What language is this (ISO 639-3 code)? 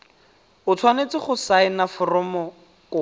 tsn